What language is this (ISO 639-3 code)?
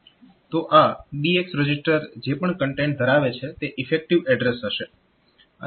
guj